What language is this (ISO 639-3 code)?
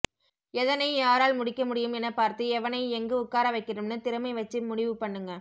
tam